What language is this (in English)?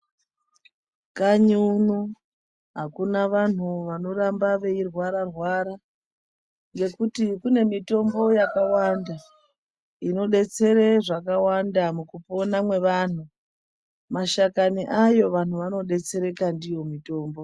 Ndau